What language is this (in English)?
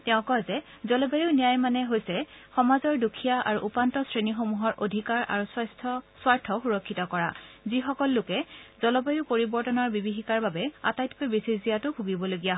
Assamese